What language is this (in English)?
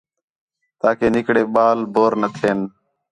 Khetrani